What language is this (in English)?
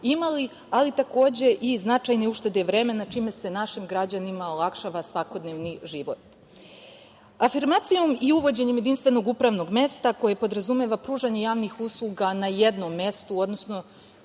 Serbian